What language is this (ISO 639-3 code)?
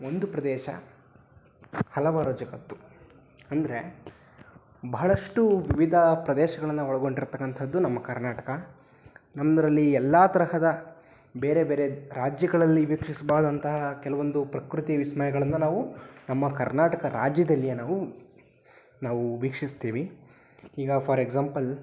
kan